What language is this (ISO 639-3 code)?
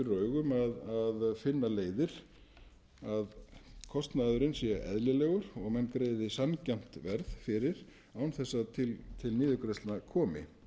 isl